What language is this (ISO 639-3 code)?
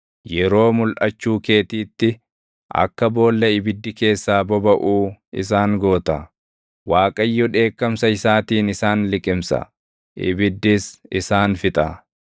orm